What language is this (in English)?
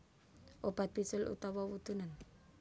Javanese